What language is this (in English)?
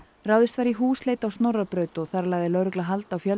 Icelandic